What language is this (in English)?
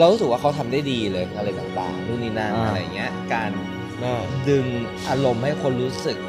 Thai